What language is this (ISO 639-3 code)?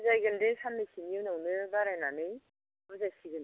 brx